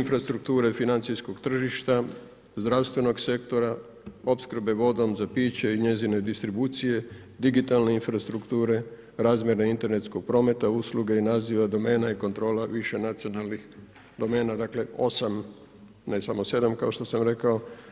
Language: Croatian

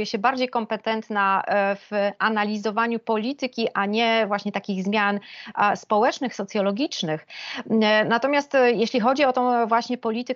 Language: Polish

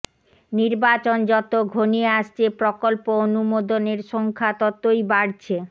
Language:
Bangla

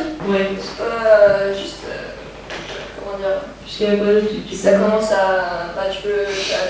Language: French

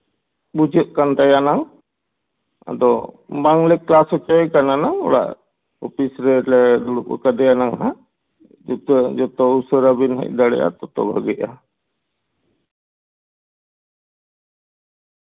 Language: Santali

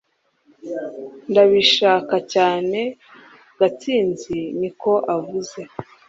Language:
Kinyarwanda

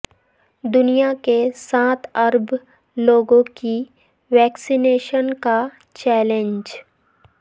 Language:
Urdu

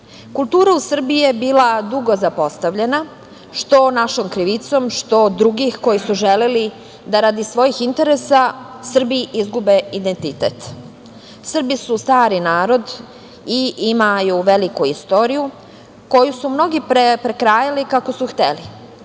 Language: Serbian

